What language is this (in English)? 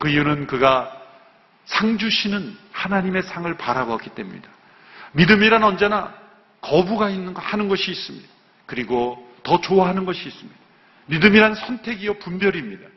Korean